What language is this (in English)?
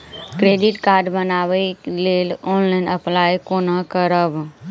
Maithili